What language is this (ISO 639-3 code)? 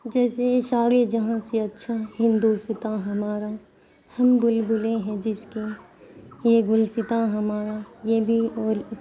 urd